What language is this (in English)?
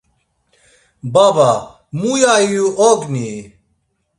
Laz